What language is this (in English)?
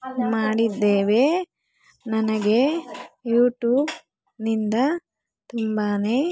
Kannada